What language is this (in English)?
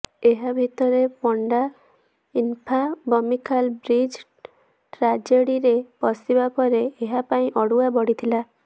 Odia